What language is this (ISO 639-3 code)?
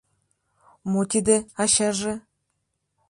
chm